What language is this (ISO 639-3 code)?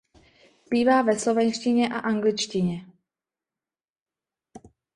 ces